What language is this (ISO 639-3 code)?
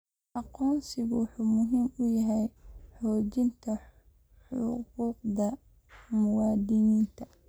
som